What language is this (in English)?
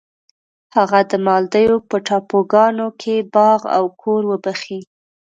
Pashto